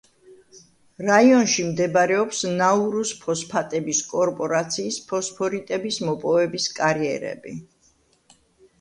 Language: Georgian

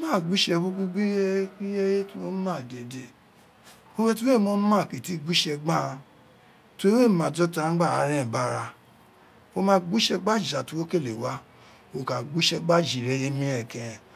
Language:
Isekiri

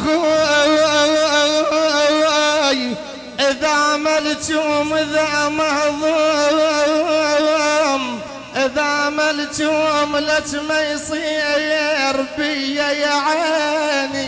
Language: Arabic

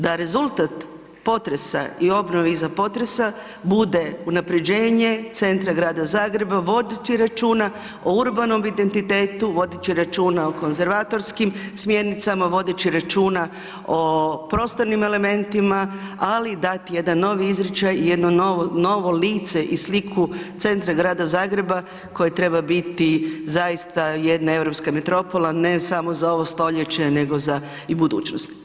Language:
Croatian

